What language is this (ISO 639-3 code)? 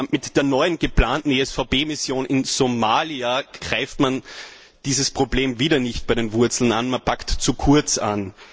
deu